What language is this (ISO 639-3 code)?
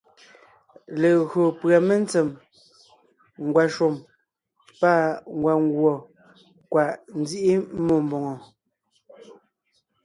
nnh